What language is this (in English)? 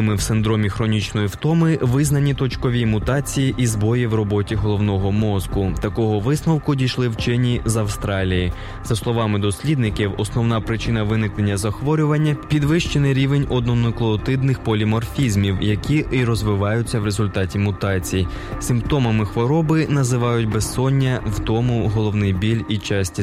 Ukrainian